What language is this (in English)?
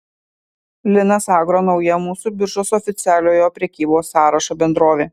Lithuanian